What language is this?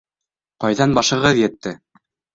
Bashkir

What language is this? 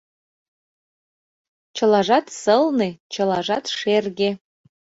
Mari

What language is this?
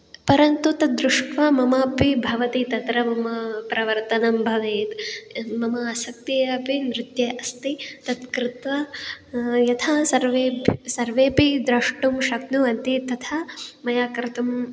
Sanskrit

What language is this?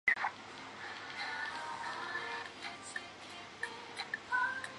Chinese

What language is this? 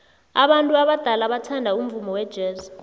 South Ndebele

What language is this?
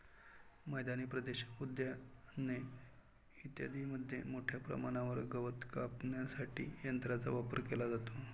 Marathi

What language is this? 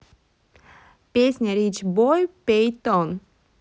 Russian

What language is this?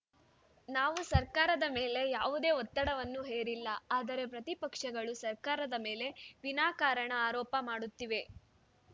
Kannada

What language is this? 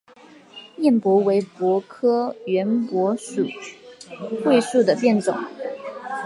Chinese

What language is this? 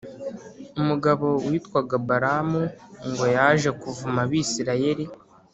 Kinyarwanda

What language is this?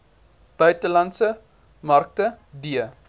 Afrikaans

